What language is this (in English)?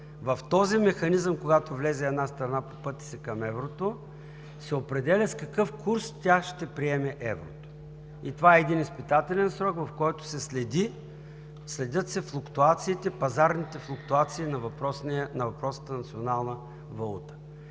Bulgarian